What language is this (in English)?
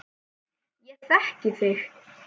Icelandic